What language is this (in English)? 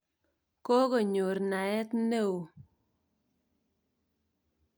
Kalenjin